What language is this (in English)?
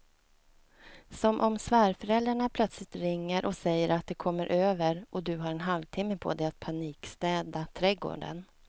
Swedish